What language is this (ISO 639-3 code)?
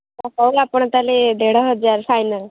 ori